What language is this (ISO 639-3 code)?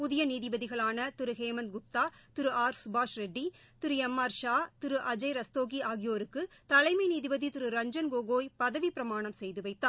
tam